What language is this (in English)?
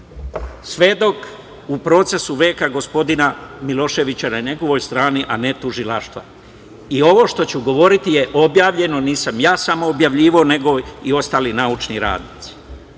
Serbian